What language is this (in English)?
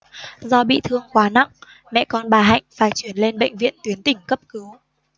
Vietnamese